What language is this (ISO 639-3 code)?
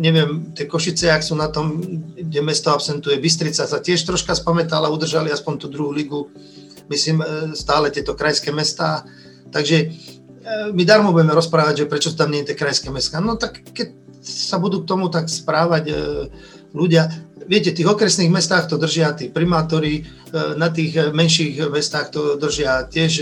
slk